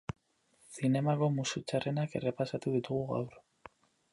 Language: Basque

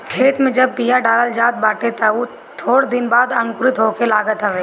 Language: Bhojpuri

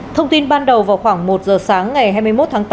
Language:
Vietnamese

